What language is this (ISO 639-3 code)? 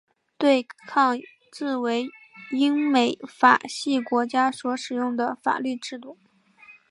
zho